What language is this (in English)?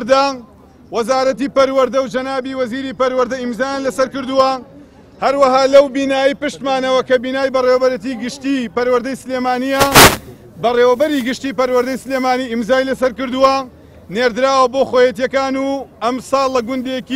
Arabic